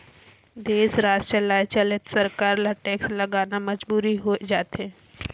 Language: Chhattisgarhi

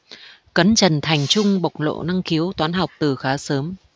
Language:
Vietnamese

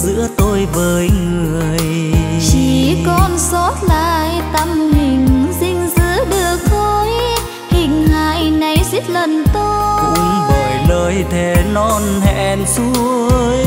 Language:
Vietnamese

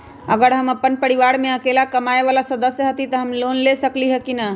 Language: Magahi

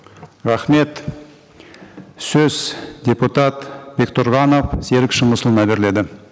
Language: Kazakh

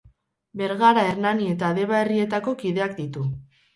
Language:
Basque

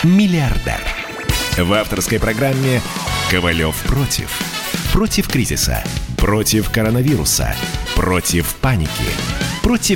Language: Russian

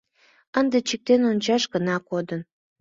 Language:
Mari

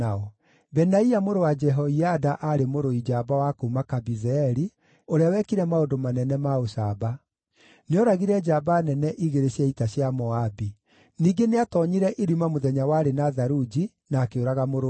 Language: Kikuyu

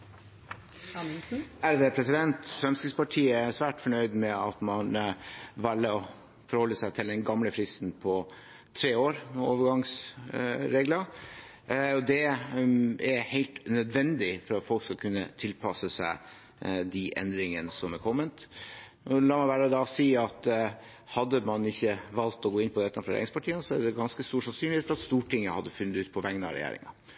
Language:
Norwegian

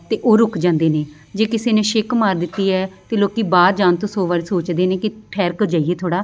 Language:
Punjabi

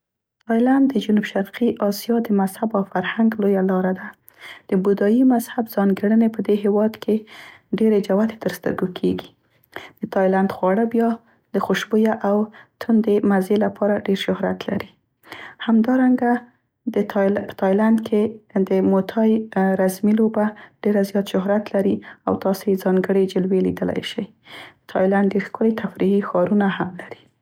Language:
Central Pashto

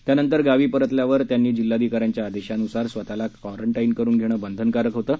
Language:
Marathi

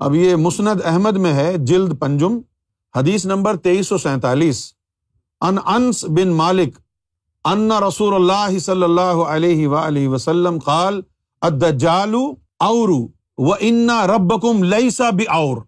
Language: Urdu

